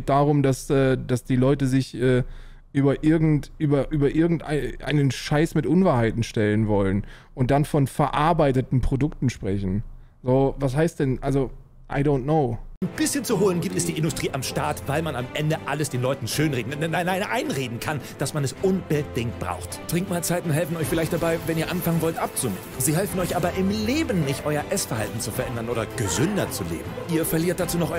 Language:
German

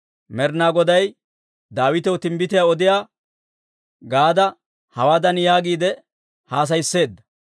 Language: Dawro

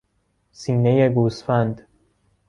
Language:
Persian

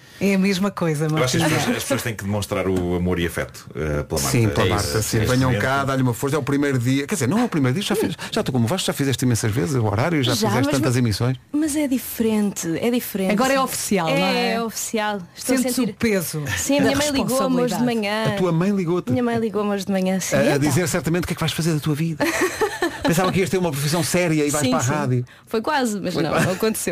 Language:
Portuguese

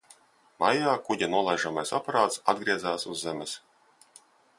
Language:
Latvian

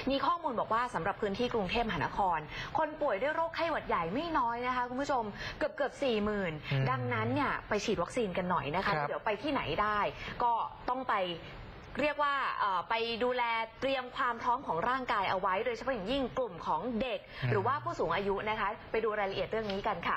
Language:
Thai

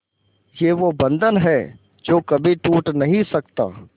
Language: Hindi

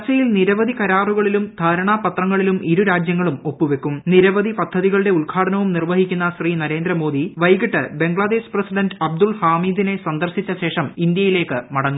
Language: Malayalam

